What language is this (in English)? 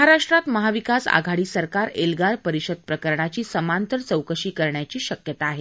Marathi